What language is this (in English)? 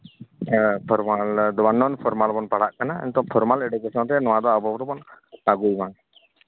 Santali